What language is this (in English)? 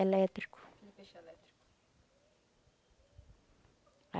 Portuguese